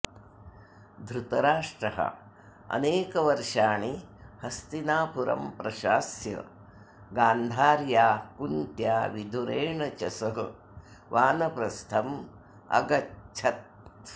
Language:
Sanskrit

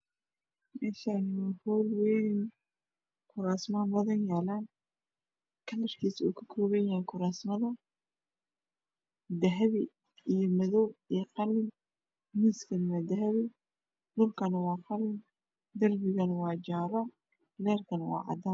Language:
Somali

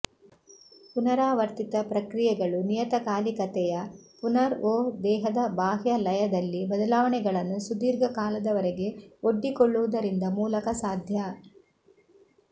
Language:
Kannada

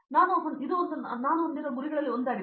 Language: Kannada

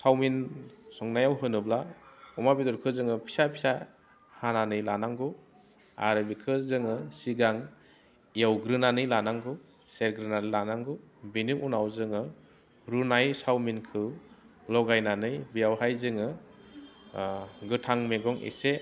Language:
Bodo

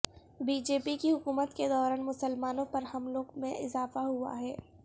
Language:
Urdu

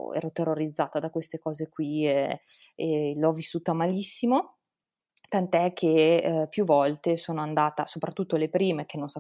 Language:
Italian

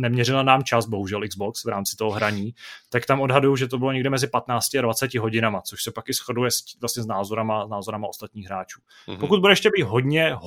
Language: Czech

